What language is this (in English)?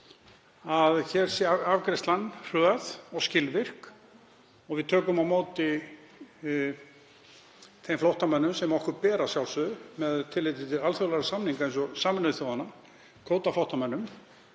Icelandic